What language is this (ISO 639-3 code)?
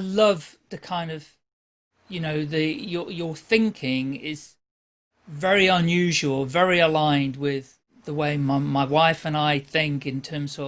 eng